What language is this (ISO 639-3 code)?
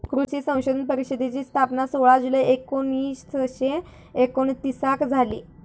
mar